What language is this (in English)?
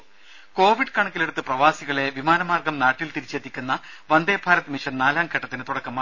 Malayalam